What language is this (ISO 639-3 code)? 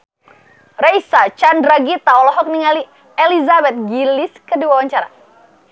sun